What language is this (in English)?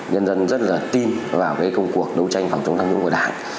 Vietnamese